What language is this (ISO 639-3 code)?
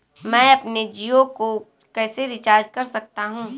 hin